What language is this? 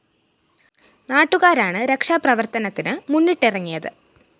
Malayalam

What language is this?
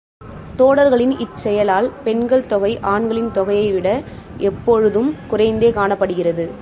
Tamil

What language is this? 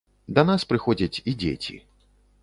Belarusian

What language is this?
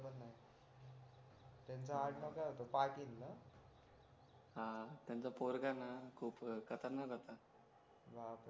Marathi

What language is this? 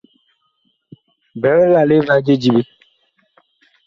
Bakoko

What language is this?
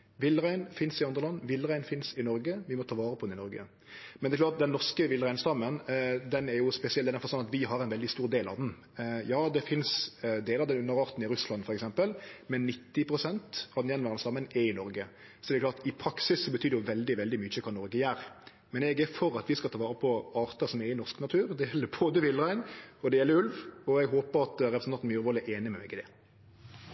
Norwegian Nynorsk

